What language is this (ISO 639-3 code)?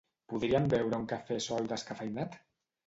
cat